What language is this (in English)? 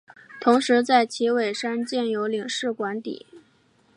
Chinese